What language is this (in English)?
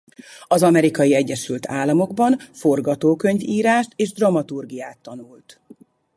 Hungarian